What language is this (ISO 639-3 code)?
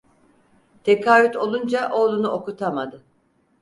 tur